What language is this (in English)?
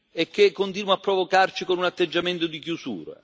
Italian